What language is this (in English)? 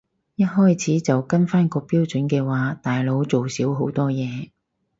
Cantonese